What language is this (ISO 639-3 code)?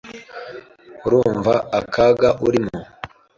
kin